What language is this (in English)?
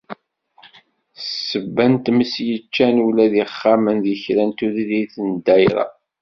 Kabyle